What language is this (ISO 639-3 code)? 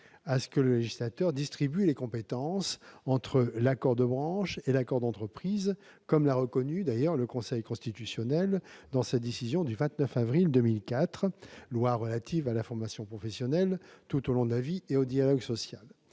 fra